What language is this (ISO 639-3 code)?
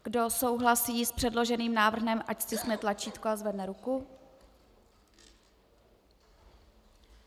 ces